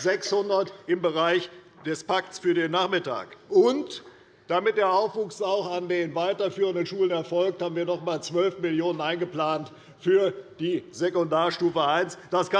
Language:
German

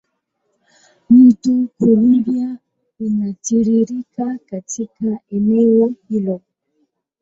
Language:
Swahili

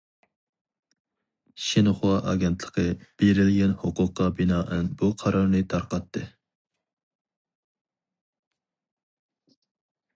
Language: Uyghur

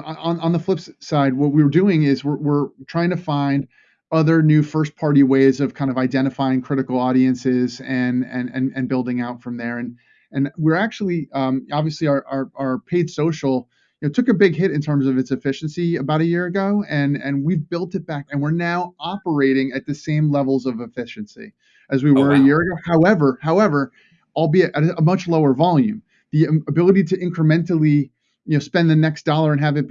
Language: English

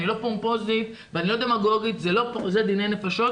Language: Hebrew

